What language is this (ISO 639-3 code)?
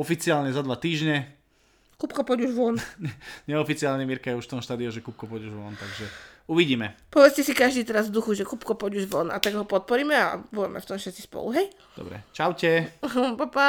slk